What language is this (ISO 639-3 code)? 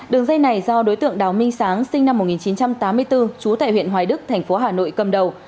vie